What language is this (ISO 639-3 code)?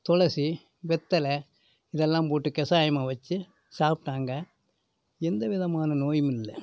tam